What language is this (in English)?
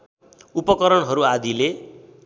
Nepali